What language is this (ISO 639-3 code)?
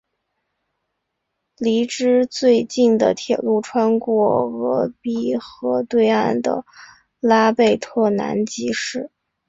zho